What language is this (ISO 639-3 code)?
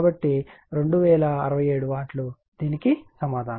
tel